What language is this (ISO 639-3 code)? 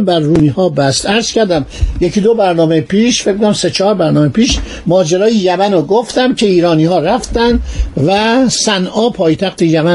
fas